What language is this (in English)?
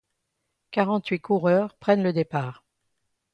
French